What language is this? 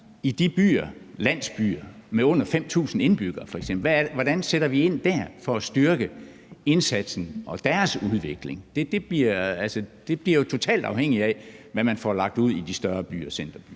Danish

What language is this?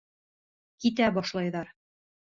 Bashkir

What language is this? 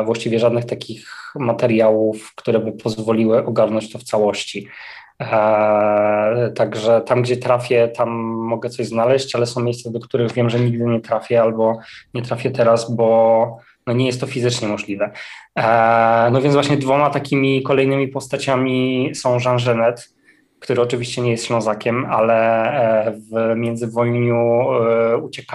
Polish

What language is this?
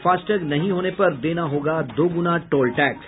Hindi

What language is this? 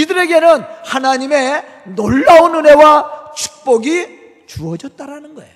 Korean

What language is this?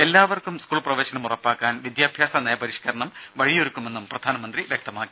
Malayalam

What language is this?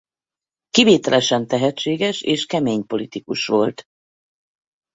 Hungarian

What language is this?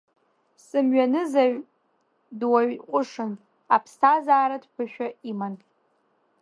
Abkhazian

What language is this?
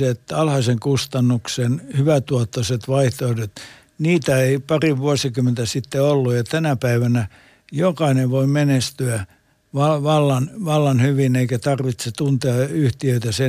Finnish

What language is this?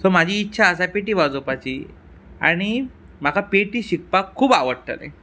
Konkani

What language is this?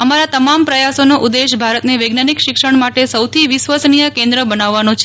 Gujarati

